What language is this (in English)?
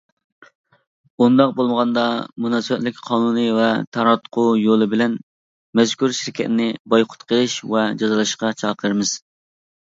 Uyghur